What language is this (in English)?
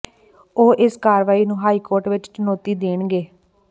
Punjabi